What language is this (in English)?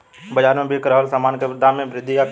Bhojpuri